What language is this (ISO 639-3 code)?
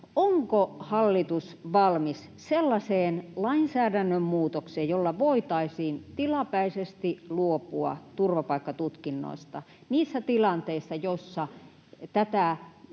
fin